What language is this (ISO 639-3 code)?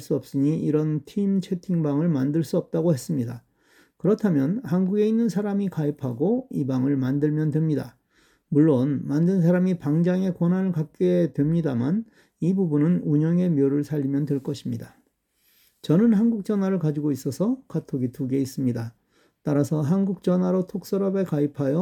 kor